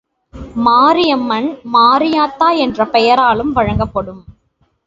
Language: Tamil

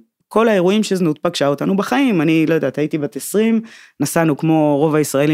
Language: Hebrew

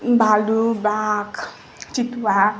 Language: Nepali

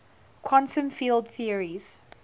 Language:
English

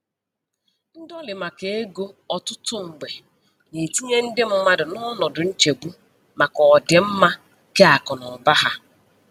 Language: Igbo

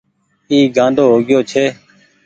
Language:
Goaria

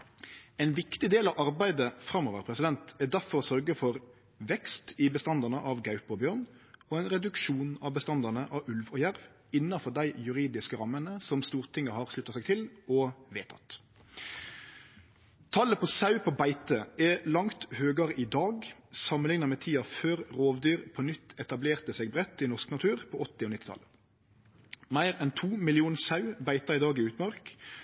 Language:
Norwegian Nynorsk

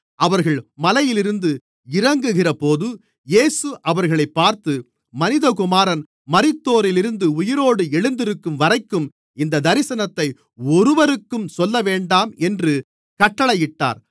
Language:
Tamil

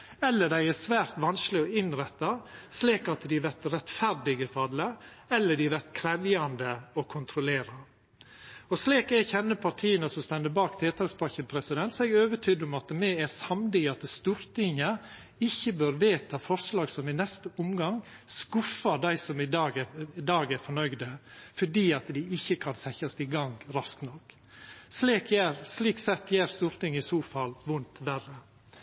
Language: Norwegian Nynorsk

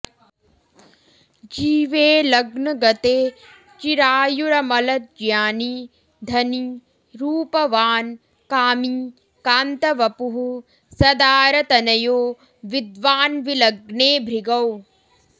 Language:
Sanskrit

